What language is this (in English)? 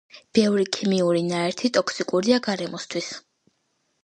Georgian